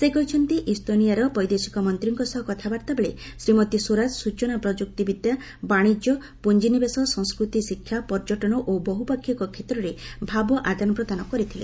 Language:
Odia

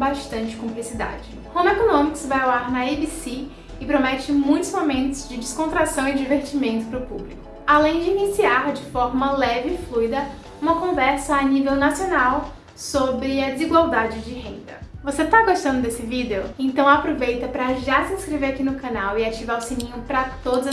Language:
Portuguese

